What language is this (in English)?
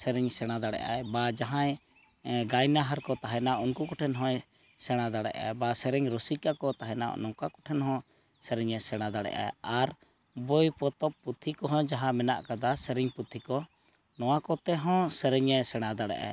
Santali